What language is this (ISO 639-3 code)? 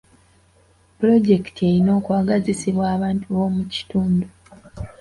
lug